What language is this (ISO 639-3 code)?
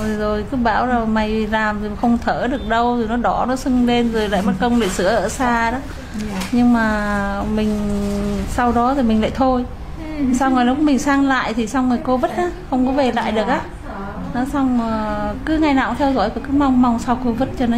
vie